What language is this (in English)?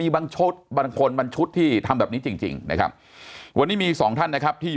Thai